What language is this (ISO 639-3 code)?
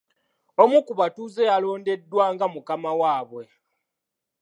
lug